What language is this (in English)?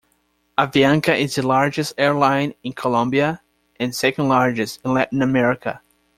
English